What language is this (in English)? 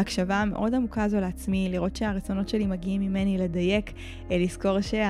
Hebrew